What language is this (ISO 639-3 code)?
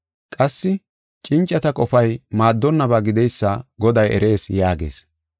gof